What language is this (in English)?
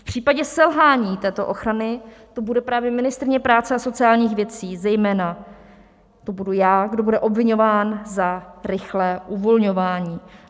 Czech